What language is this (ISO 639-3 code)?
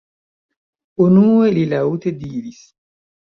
epo